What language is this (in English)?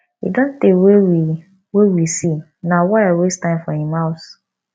Nigerian Pidgin